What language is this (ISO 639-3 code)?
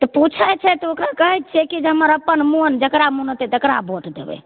mai